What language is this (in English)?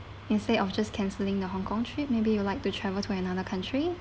English